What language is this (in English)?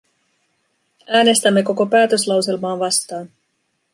Finnish